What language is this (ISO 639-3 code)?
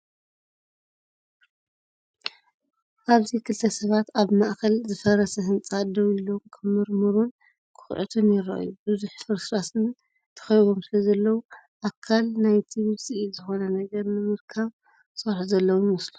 tir